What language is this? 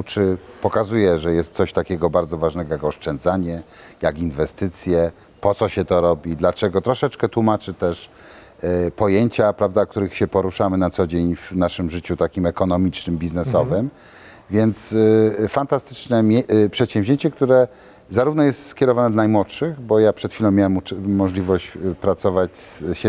Polish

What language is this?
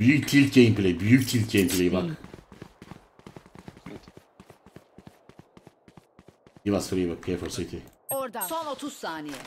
Turkish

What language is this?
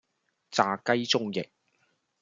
Cantonese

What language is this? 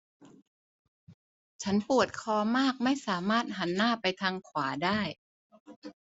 Thai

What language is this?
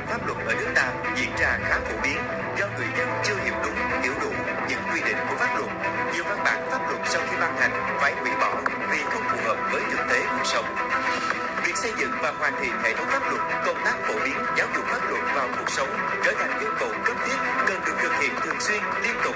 Vietnamese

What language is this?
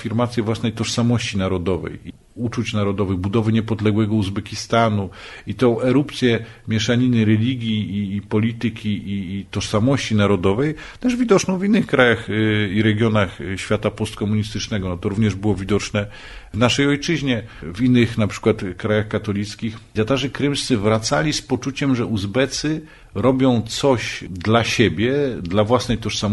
Polish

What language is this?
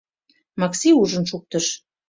Mari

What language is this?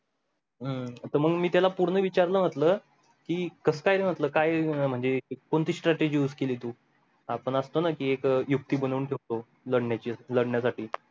Marathi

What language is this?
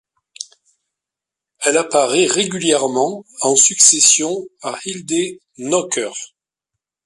French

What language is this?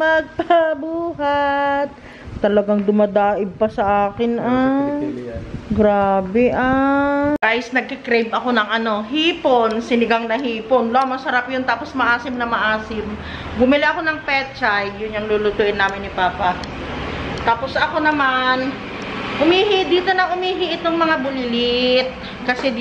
Filipino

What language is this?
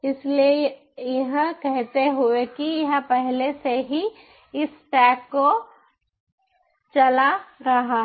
Hindi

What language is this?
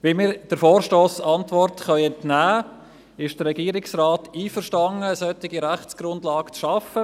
Swiss German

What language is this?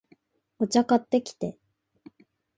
Japanese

